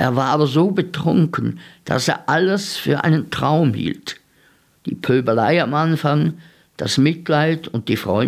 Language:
German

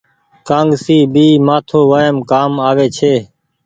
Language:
Goaria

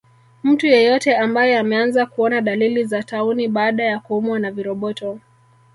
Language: Swahili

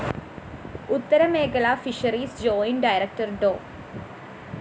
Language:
Malayalam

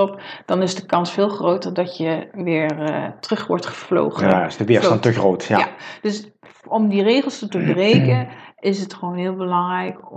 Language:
Dutch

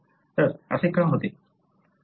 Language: Marathi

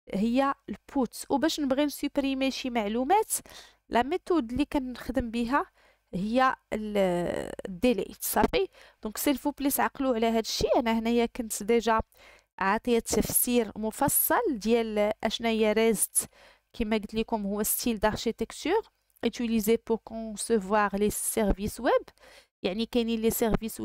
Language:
Arabic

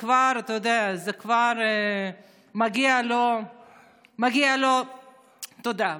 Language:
Hebrew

